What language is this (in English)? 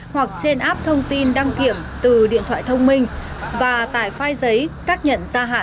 Vietnamese